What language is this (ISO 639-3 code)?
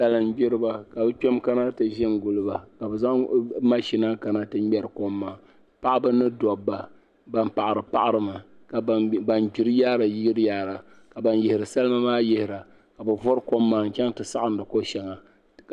dag